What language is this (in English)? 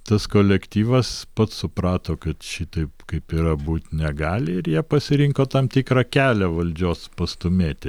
Lithuanian